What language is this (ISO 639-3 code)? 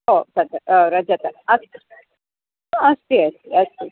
san